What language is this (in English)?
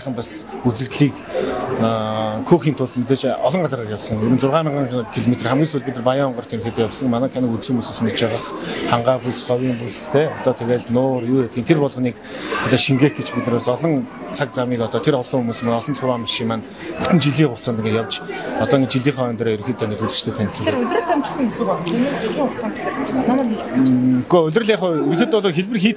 Turkish